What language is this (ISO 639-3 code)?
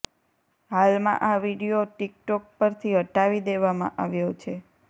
guj